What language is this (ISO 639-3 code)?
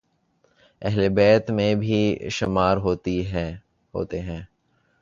urd